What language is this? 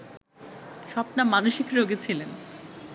Bangla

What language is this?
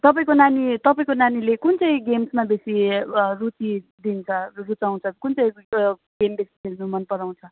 Nepali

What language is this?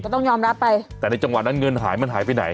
Thai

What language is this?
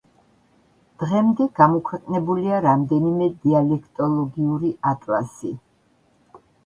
Georgian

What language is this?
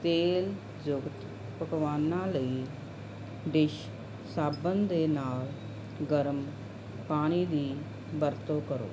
Punjabi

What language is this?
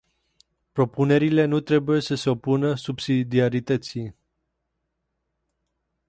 Romanian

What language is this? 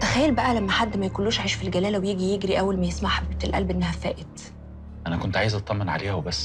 Arabic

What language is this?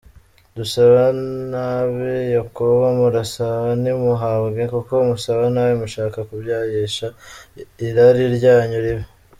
Kinyarwanda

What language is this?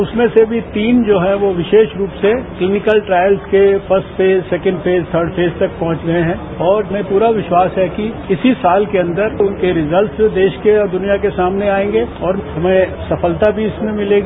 Hindi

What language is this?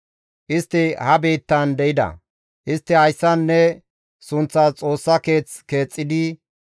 Gamo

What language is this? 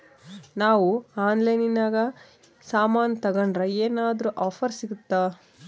Kannada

